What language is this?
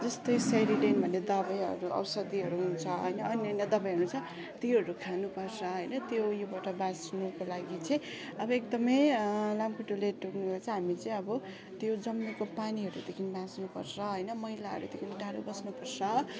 Nepali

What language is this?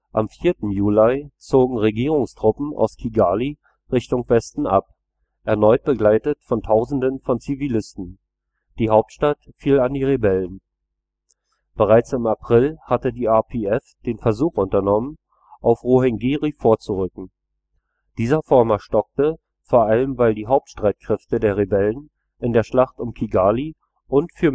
German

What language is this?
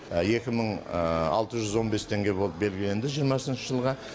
Kazakh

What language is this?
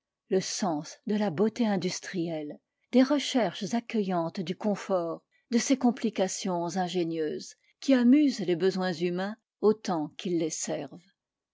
French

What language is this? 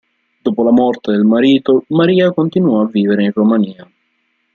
Italian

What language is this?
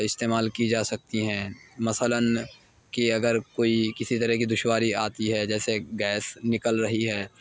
Urdu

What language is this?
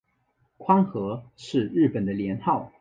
Chinese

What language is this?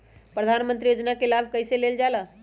Magahi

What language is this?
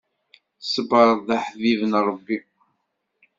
Kabyle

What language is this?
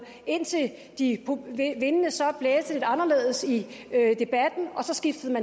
Danish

